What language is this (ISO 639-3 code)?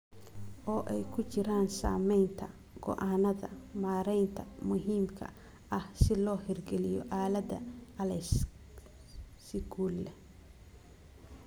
som